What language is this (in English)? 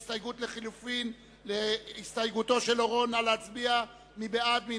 Hebrew